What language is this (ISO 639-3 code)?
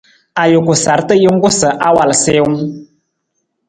nmz